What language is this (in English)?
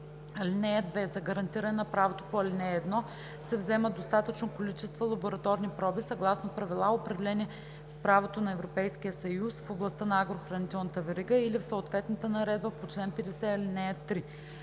Bulgarian